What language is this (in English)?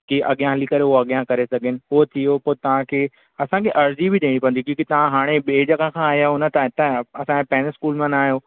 Sindhi